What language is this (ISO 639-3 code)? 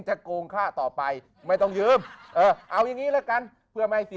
tha